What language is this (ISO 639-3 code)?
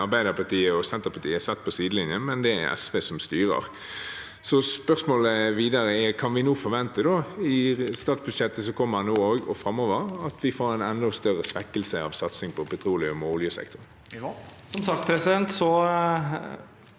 nor